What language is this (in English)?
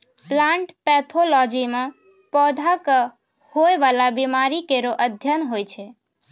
Maithili